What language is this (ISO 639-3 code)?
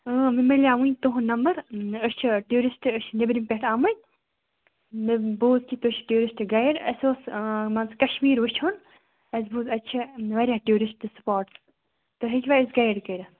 kas